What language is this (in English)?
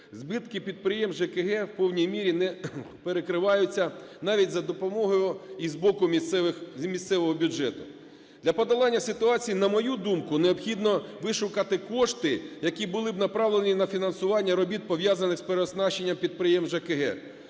Ukrainian